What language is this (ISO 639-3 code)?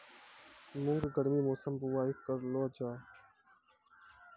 mai